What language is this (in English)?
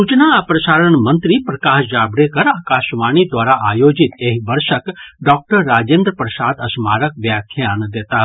Maithili